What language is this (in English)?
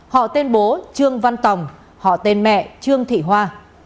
Vietnamese